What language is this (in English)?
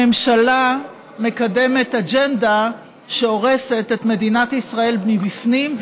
Hebrew